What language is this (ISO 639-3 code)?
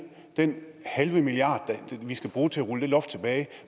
dan